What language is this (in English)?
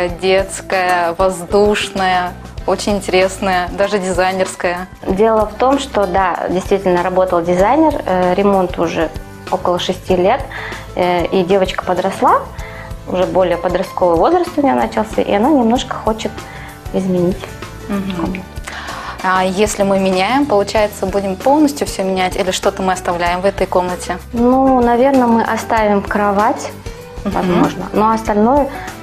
Russian